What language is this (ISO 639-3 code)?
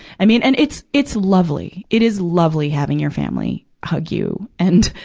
eng